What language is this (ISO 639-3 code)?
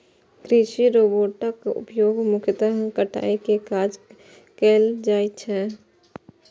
mai